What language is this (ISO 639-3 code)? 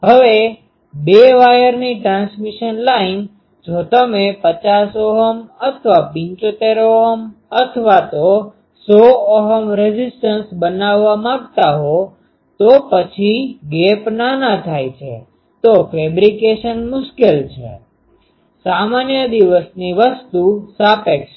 guj